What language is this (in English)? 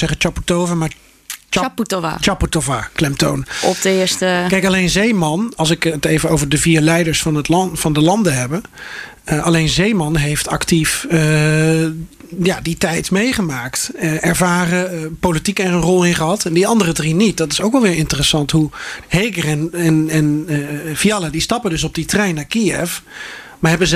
Dutch